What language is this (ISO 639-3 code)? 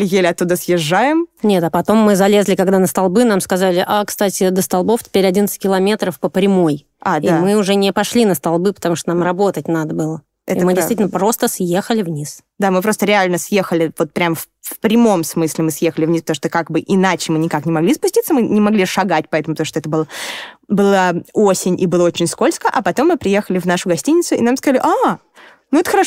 rus